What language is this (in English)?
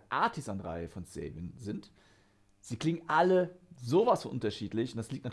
German